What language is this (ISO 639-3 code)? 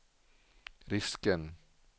swe